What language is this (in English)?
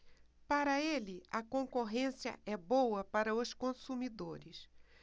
Portuguese